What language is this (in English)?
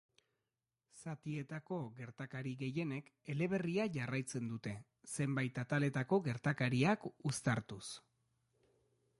Basque